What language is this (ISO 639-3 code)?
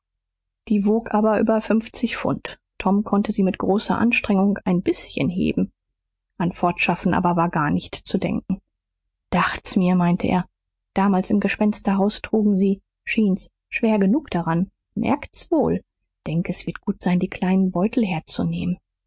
deu